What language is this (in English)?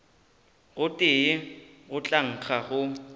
Northern Sotho